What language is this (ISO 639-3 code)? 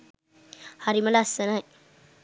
sin